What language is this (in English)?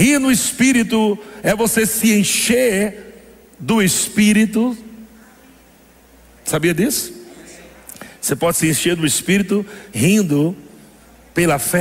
Portuguese